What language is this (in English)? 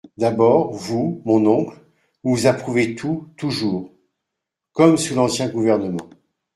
French